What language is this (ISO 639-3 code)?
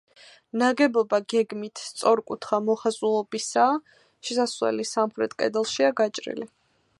kat